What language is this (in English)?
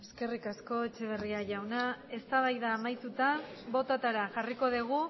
Basque